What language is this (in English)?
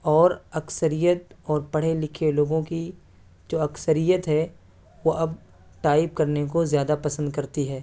Urdu